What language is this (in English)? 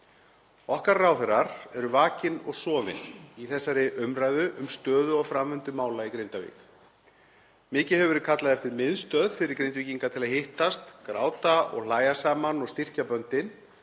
Icelandic